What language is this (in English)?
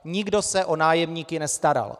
Czech